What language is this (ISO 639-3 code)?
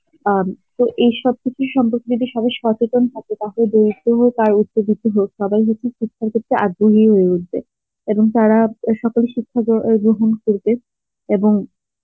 ben